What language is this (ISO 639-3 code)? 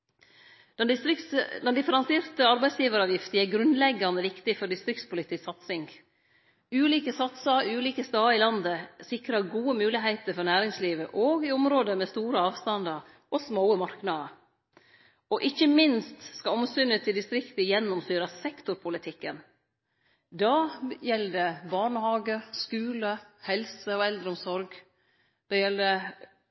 nno